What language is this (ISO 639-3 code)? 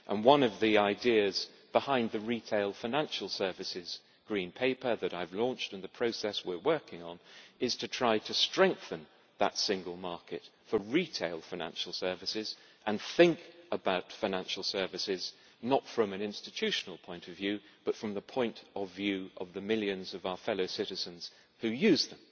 eng